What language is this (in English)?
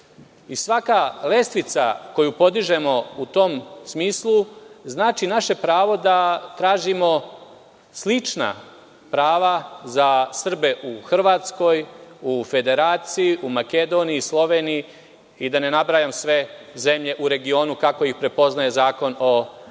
Serbian